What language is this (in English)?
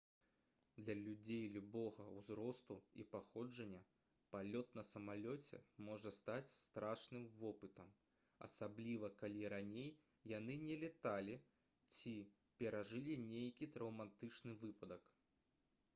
Belarusian